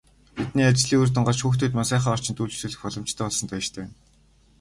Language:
Mongolian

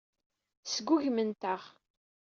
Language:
Kabyle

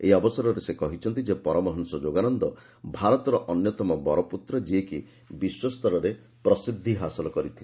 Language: Odia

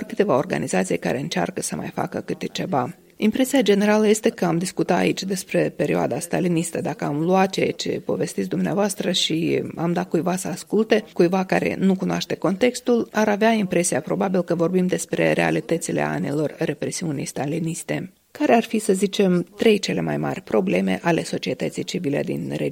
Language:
Romanian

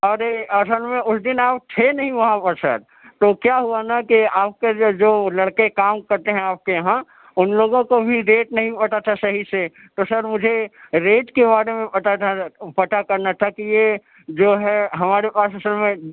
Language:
Urdu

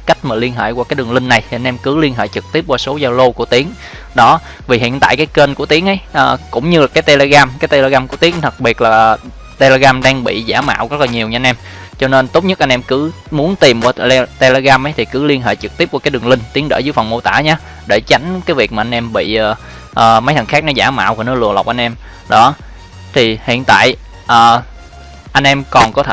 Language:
Vietnamese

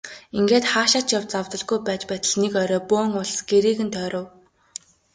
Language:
Mongolian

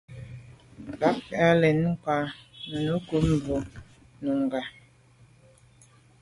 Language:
Medumba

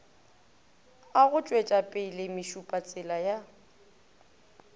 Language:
Northern Sotho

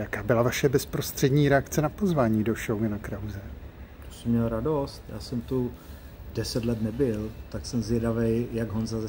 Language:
Czech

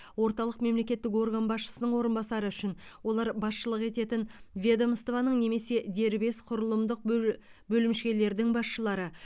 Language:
Kazakh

